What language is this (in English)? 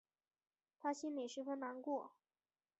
Chinese